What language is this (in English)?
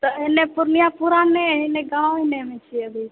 Maithili